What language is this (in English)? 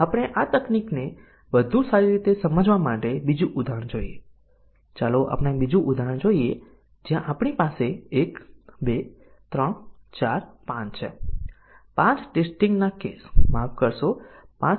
Gujarati